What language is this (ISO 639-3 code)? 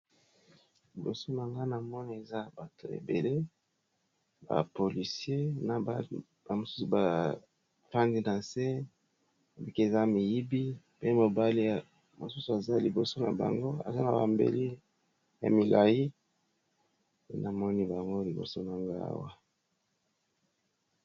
lin